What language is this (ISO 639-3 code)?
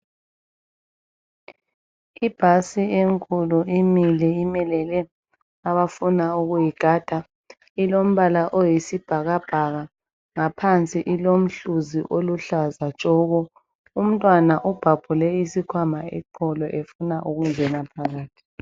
nde